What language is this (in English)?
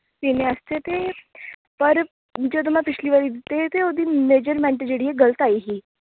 Dogri